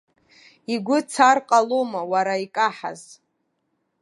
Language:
Abkhazian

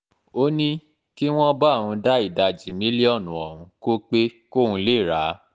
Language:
Yoruba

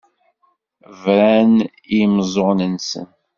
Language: Kabyle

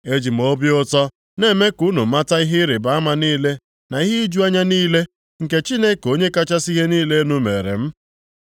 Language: Igbo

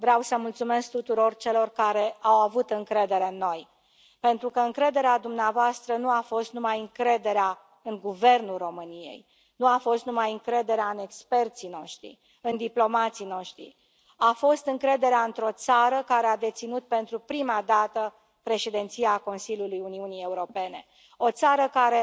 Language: Romanian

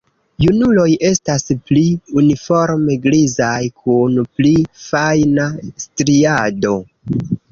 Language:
Esperanto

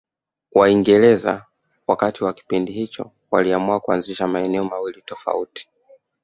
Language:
Swahili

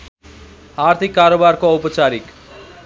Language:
Nepali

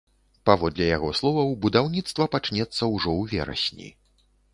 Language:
Belarusian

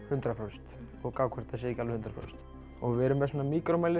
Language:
Icelandic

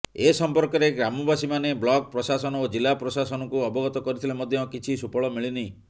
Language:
Odia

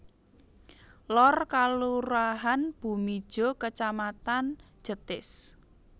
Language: Javanese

